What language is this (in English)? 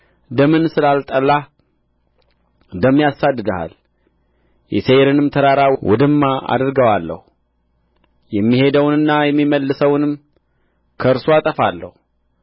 Amharic